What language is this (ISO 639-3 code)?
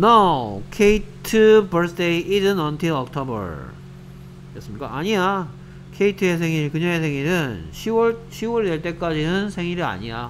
kor